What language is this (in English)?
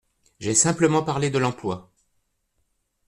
French